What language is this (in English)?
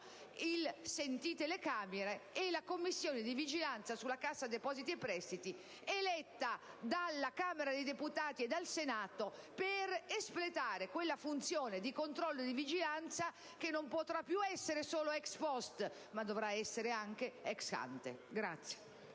Italian